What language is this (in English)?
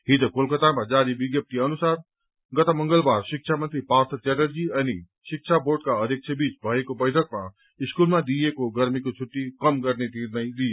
Nepali